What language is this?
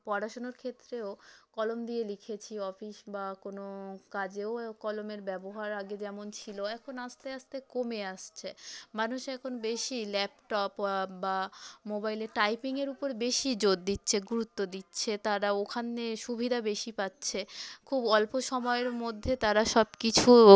Bangla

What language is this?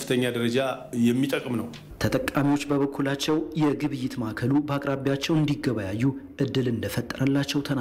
Romanian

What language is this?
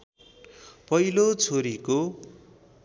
Nepali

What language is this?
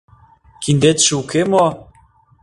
Mari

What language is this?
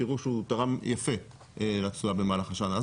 Hebrew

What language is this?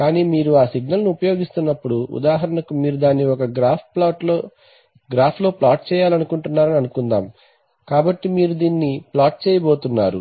Telugu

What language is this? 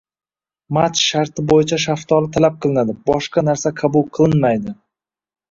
Uzbek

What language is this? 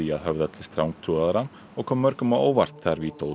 Icelandic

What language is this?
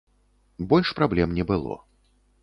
Belarusian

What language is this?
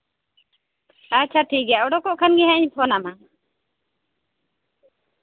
Santali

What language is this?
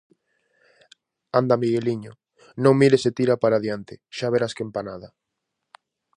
Galician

